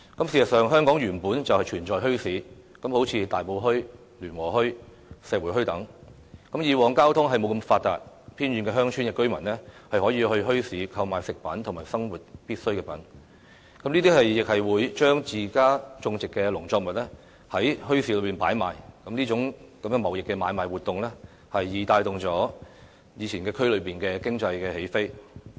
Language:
Cantonese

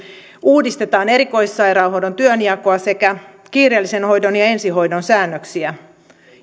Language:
Finnish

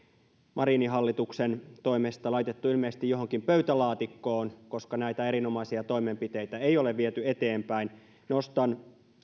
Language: Finnish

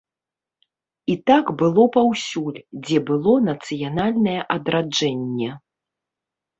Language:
Belarusian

